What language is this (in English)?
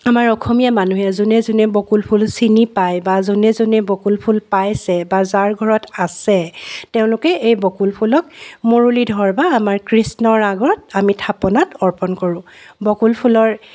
Assamese